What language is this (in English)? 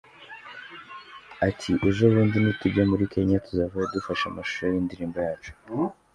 Kinyarwanda